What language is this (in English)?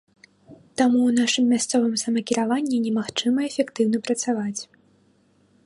Belarusian